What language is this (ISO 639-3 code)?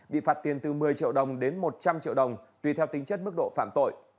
vie